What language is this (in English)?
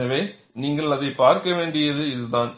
Tamil